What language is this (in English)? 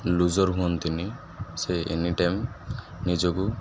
Odia